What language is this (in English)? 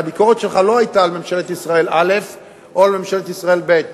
Hebrew